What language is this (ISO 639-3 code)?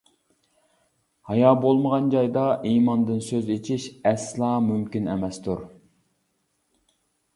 uig